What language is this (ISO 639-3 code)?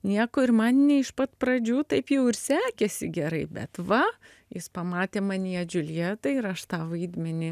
lit